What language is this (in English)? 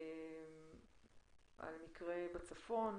Hebrew